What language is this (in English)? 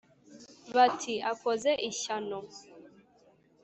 Kinyarwanda